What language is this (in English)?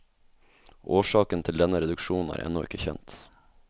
Norwegian